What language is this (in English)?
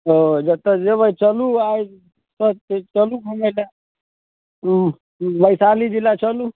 Maithili